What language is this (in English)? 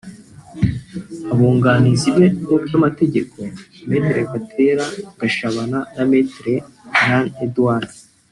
Kinyarwanda